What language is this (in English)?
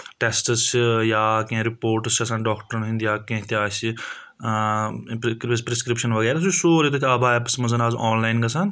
Kashmiri